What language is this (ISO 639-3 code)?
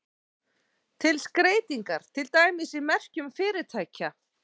isl